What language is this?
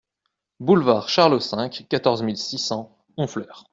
French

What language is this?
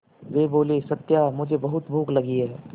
Hindi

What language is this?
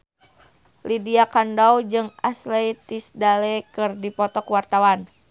Sundanese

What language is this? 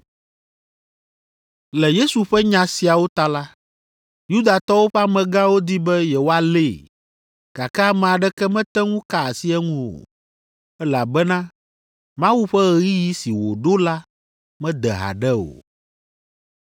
Ewe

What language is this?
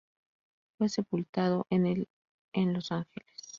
Spanish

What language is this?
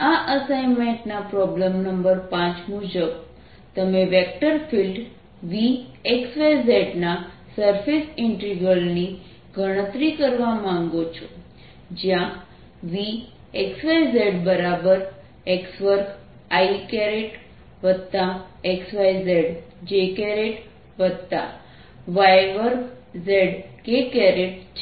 Gujarati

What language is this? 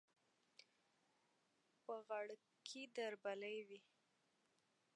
Pashto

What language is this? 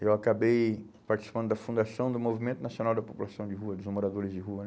Portuguese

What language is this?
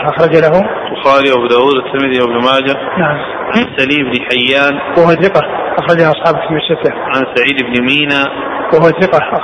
Arabic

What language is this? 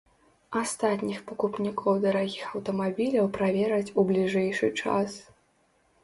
Belarusian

